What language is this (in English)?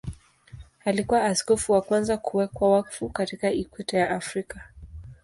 Swahili